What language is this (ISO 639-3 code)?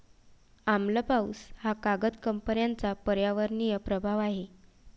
mar